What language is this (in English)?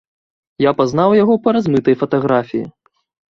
Belarusian